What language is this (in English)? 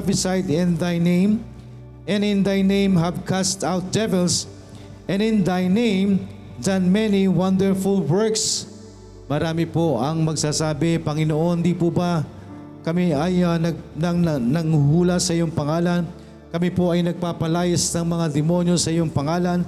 Filipino